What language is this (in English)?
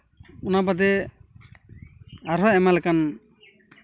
Santali